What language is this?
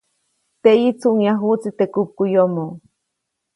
Copainalá Zoque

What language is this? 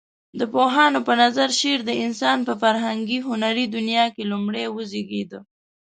Pashto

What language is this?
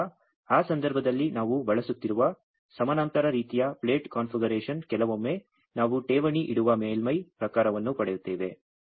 Kannada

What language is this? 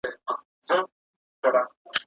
Pashto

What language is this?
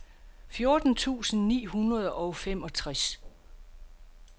Danish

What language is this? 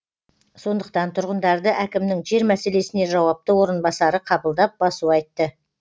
Kazakh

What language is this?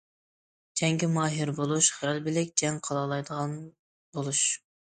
Uyghur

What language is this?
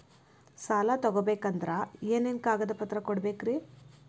Kannada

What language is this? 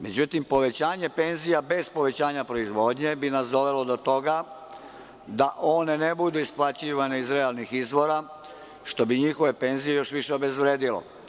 Serbian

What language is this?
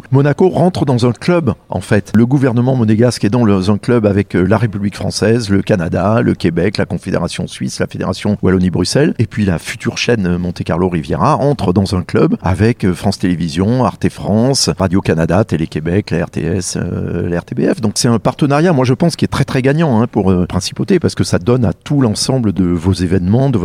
French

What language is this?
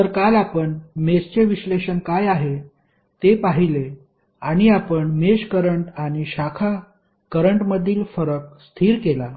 Marathi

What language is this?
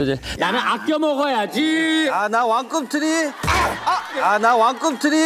Korean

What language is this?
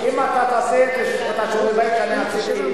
Hebrew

